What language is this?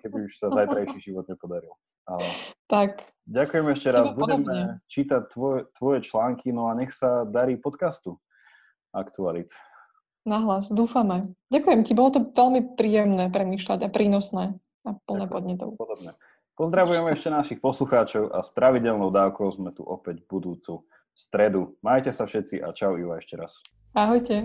Slovak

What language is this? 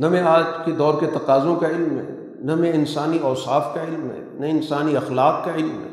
Urdu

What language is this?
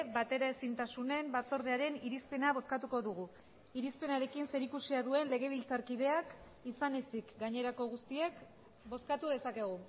Basque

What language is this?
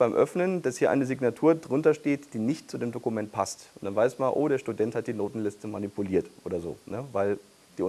German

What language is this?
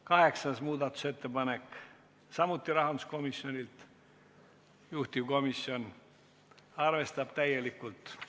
Estonian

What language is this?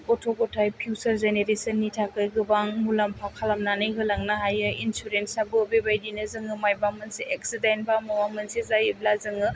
Bodo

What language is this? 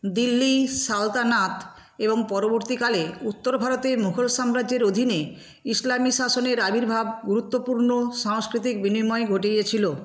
Bangla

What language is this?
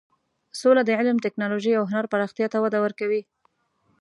Pashto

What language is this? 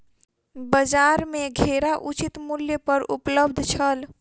Maithili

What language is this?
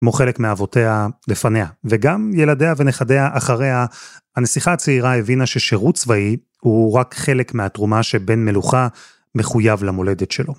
Hebrew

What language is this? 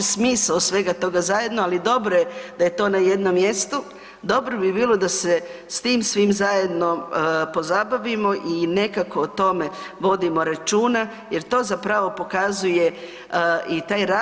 Croatian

